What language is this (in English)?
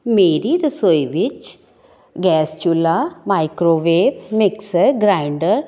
Punjabi